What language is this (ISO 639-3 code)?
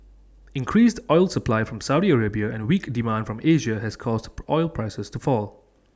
eng